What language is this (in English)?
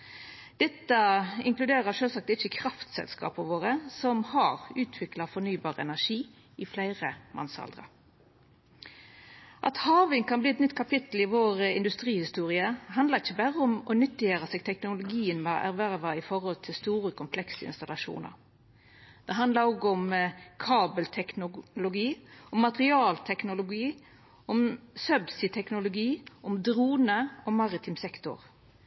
Norwegian Nynorsk